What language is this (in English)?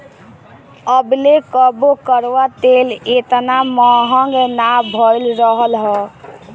Bhojpuri